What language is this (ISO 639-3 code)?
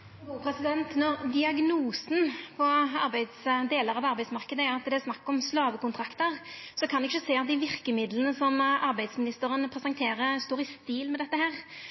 nno